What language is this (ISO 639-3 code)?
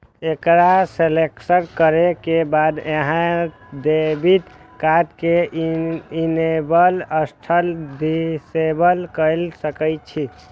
mai